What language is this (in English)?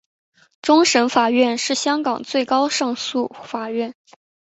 Chinese